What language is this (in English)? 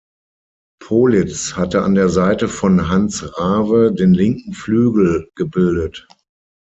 German